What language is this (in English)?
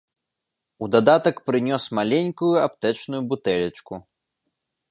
Belarusian